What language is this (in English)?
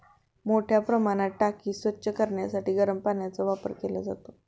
Marathi